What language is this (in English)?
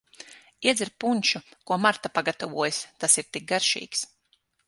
Latvian